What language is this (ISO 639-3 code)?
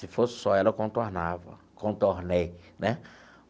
por